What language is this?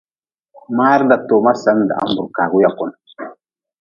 Nawdm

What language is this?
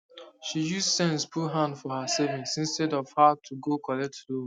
Nigerian Pidgin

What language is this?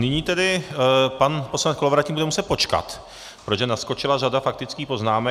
Czech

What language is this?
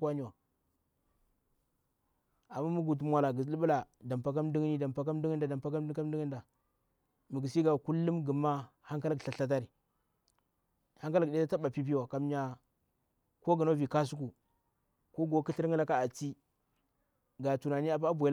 Bura-Pabir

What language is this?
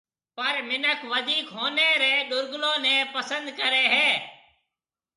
Marwari (Pakistan)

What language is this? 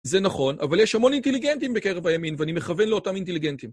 Hebrew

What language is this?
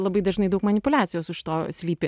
Lithuanian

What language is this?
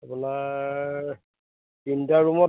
Assamese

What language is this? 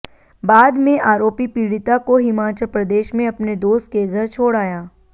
Hindi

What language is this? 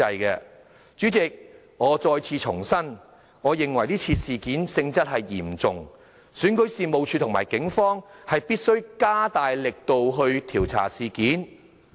Cantonese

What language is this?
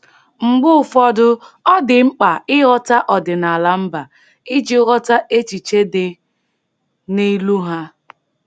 Igbo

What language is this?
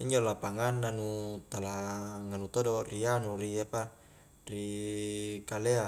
Highland Konjo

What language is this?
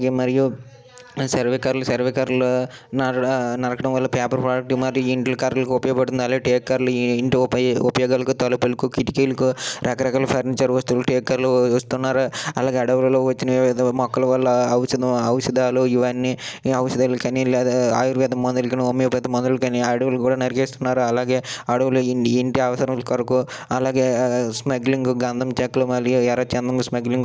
Telugu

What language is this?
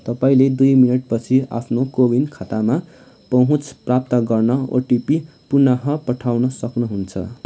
Nepali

